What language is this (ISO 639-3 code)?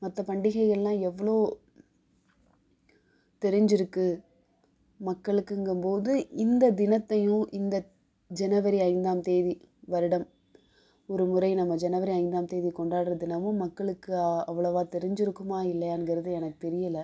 tam